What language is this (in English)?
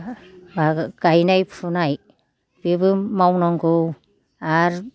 Bodo